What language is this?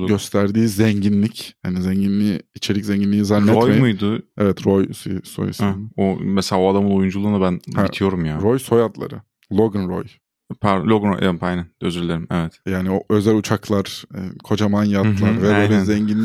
Turkish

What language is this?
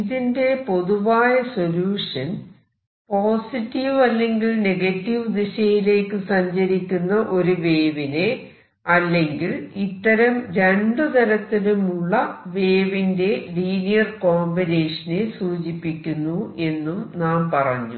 Malayalam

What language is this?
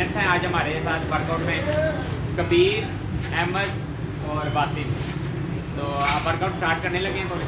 Hindi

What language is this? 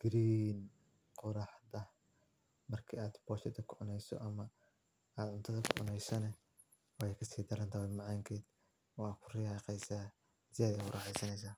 Somali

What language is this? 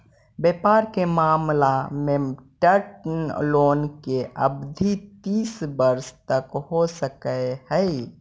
Magahi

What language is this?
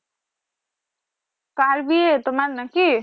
Bangla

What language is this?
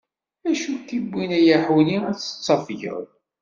Kabyle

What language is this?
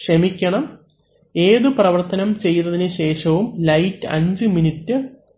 Malayalam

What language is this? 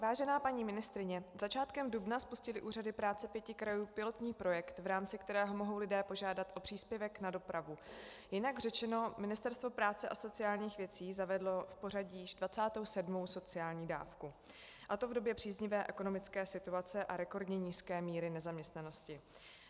Czech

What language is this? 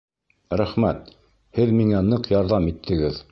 Bashkir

